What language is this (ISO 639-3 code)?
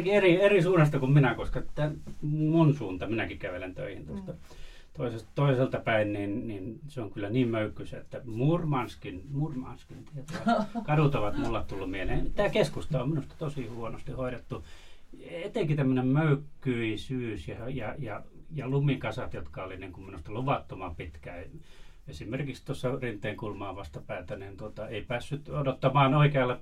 fin